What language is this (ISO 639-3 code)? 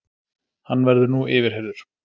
isl